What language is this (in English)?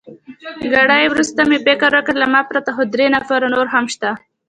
Pashto